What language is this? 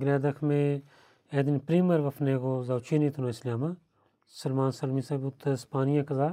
Bulgarian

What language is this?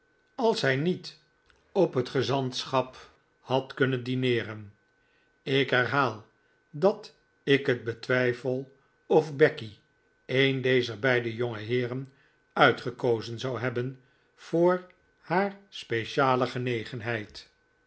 Dutch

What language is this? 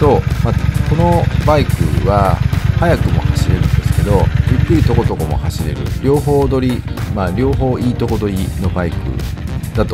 Japanese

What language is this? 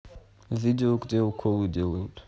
Russian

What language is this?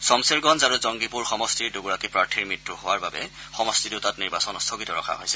Assamese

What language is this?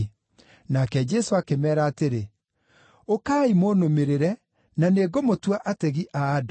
Kikuyu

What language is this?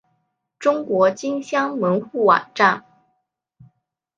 Chinese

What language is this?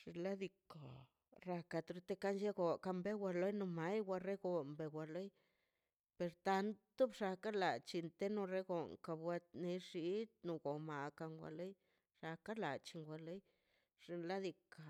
Mazaltepec Zapotec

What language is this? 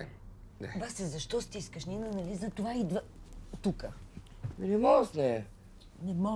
Bulgarian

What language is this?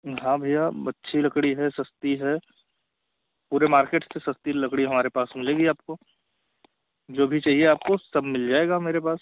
Hindi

